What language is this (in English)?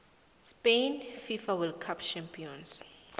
South Ndebele